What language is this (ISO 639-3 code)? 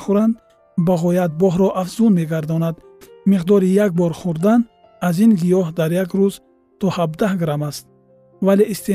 fas